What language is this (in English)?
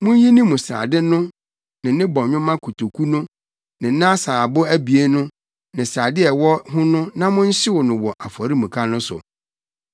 Akan